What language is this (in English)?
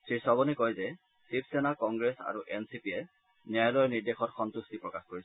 Assamese